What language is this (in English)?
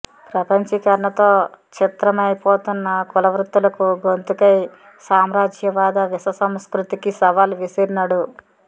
Telugu